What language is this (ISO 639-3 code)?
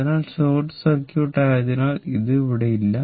mal